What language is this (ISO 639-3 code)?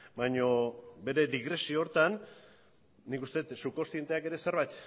eus